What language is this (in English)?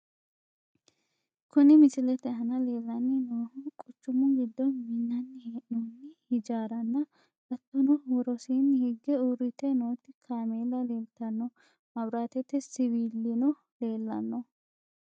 Sidamo